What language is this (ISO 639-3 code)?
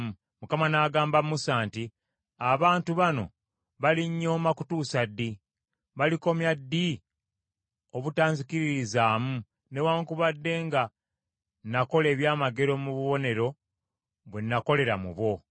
lug